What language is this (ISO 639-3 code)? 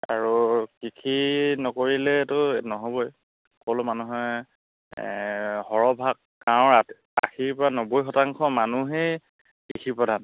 asm